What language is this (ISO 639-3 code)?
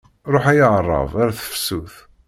kab